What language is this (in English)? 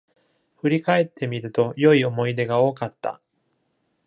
Japanese